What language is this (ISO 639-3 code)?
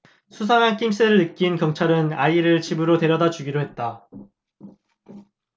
kor